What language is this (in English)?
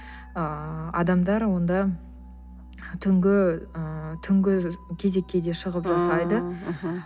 Kazakh